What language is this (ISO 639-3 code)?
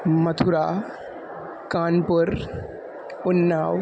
san